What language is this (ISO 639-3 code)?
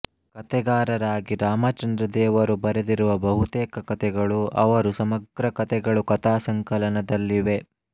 kan